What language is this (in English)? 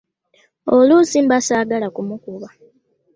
Ganda